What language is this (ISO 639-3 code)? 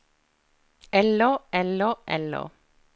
nor